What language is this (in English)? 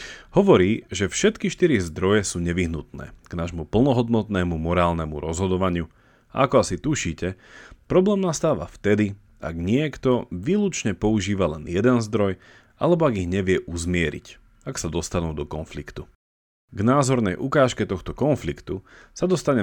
Slovak